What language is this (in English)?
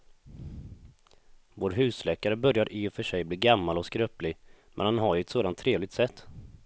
Swedish